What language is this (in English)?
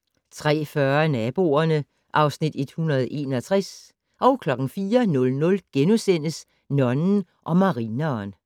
Danish